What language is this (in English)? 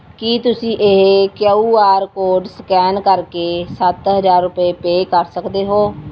Punjabi